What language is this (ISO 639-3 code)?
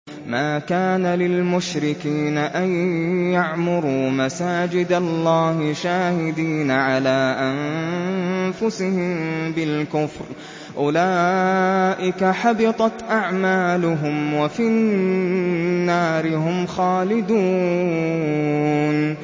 ara